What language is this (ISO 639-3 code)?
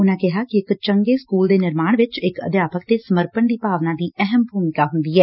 pan